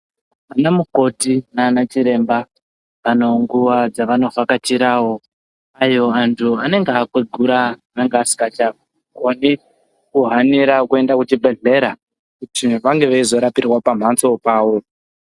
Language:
Ndau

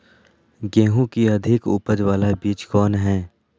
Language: Magahi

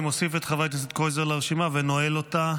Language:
Hebrew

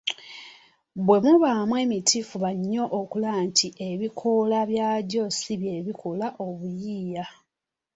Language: Ganda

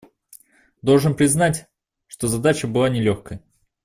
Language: Russian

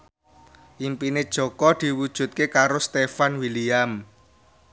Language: Javanese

